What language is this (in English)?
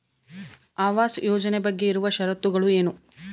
Kannada